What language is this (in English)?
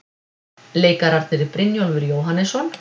Icelandic